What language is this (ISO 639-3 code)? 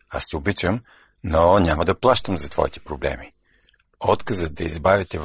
bul